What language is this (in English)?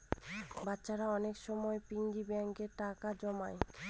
Bangla